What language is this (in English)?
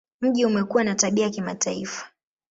Swahili